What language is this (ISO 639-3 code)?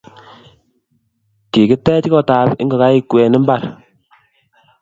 kln